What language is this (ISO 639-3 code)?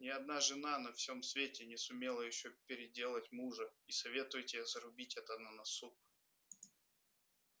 rus